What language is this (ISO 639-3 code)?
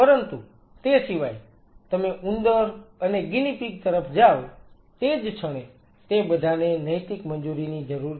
guj